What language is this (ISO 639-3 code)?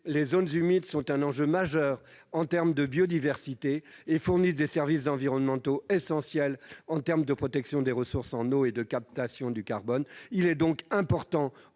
fra